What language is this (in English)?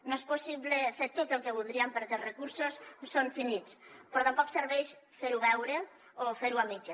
Catalan